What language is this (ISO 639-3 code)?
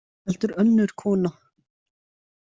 isl